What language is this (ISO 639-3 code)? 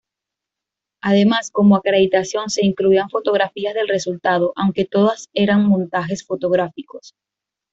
spa